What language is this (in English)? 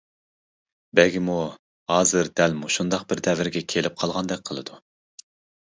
Uyghur